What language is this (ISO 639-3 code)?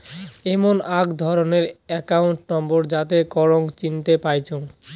ben